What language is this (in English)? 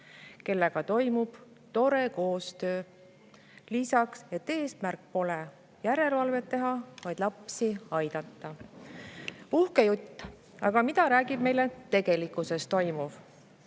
Estonian